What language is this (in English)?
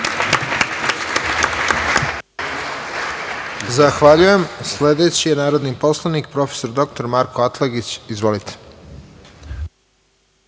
Serbian